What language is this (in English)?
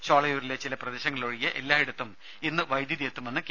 Malayalam